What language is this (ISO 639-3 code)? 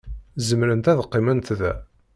kab